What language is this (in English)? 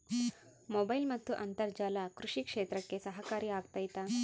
Kannada